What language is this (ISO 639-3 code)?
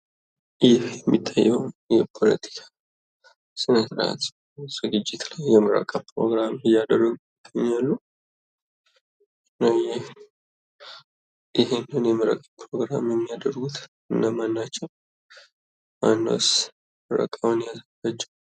amh